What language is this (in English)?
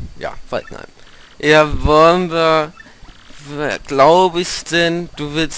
German